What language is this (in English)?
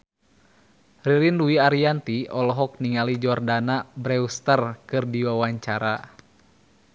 Sundanese